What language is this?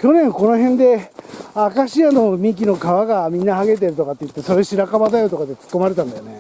Japanese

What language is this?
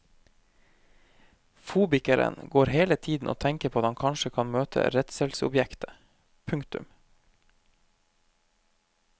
Norwegian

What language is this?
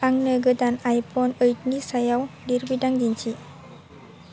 Bodo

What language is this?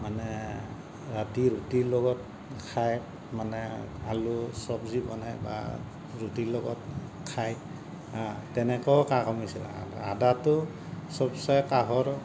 Assamese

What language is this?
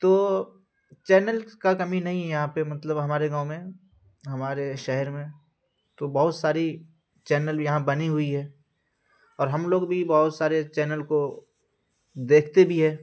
Urdu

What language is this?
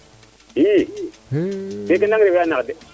Serer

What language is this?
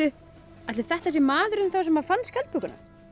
Icelandic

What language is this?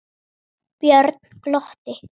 Icelandic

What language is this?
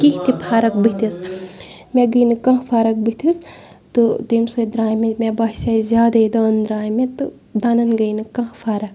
Kashmiri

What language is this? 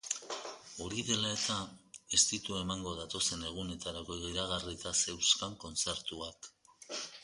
Basque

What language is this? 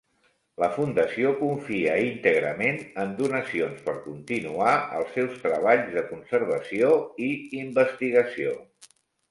Catalan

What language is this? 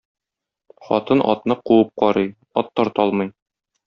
Tatar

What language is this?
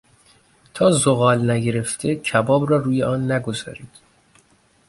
Persian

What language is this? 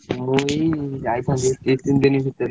Odia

